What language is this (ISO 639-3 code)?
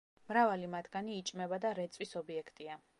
kat